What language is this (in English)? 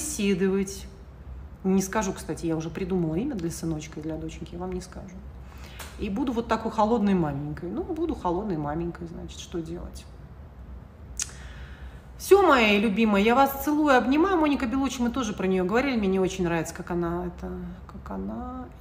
Russian